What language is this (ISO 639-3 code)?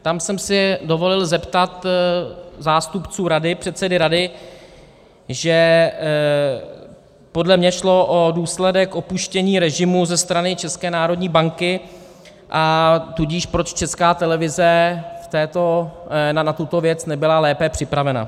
ces